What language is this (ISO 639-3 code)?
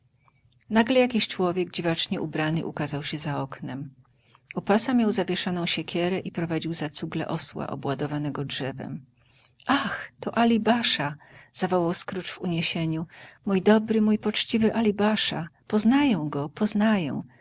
pol